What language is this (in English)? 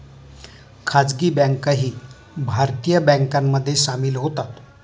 Marathi